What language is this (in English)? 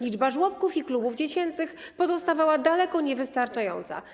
Polish